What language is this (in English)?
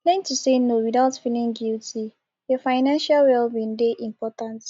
Nigerian Pidgin